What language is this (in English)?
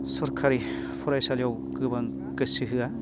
Bodo